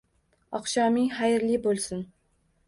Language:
Uzbek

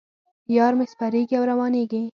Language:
Pashto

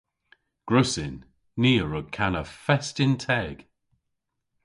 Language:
Cornish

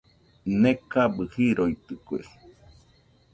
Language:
Nüpode Huitoto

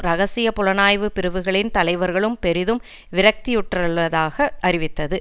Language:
Tamil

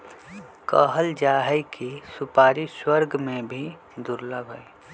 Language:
Magahi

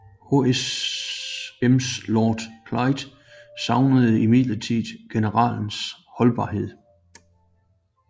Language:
Danish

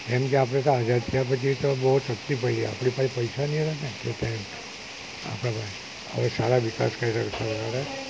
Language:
Gujarati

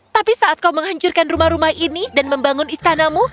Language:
Indonesian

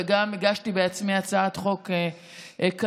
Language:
Hebrew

